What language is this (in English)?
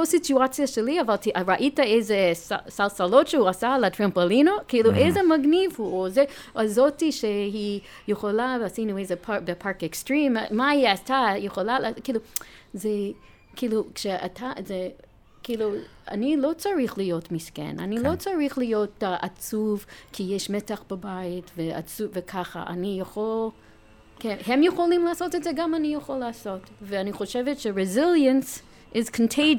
Hebrew